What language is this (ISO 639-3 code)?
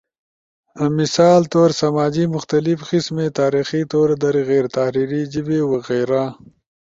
ush